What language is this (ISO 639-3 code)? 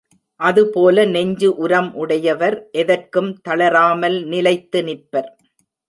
tam